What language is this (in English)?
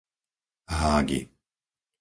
Slovak